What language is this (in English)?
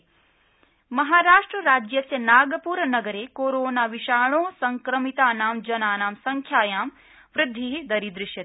Sanskrit